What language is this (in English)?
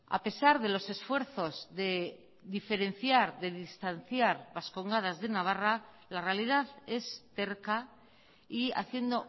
Spanish